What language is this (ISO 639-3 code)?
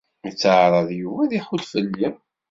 kab